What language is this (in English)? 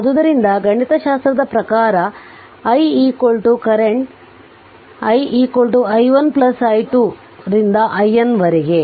Kannada